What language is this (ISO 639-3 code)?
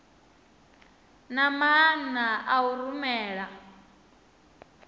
ven